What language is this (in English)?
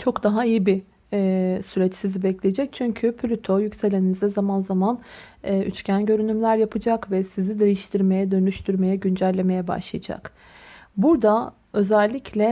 Turkish